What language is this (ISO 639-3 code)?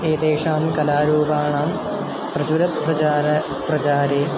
san